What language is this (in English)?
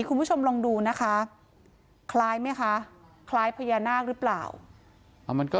Thai